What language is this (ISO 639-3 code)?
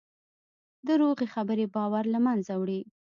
pus